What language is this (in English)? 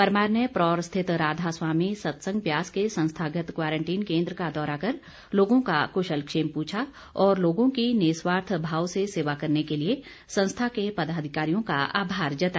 Hindi